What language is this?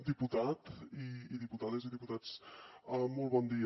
Catalan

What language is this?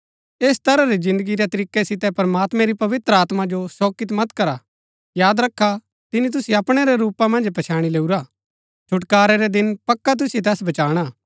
Gaddi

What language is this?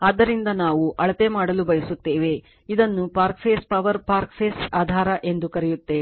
Kannada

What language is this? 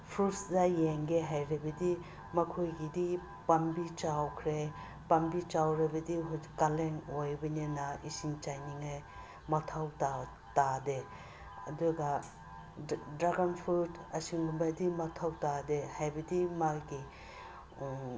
Manipuri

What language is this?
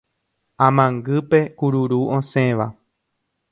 Guarani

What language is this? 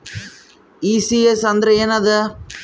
Kannada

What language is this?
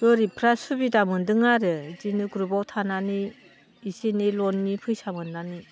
Bodo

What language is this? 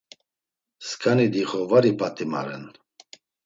Laz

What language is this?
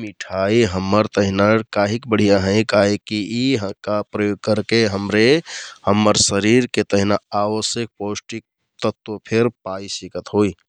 Kathoriya Tharu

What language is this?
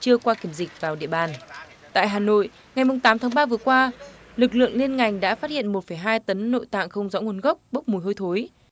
Vietnamese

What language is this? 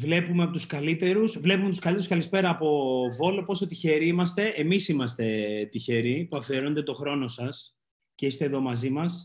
Greek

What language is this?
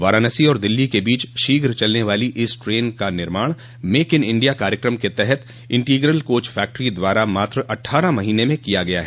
Hindi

